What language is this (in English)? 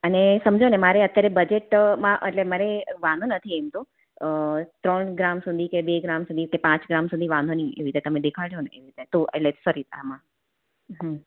Gujarati